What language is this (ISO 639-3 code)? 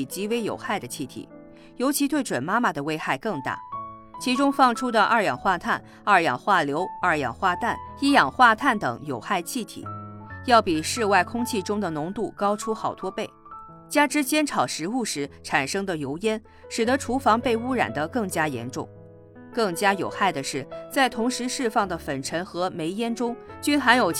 zho